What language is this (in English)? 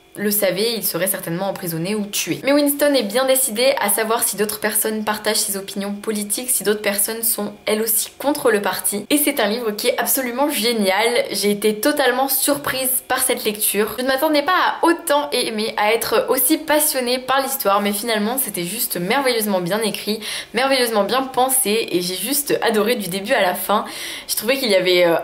French